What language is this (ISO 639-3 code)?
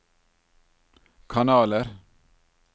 nor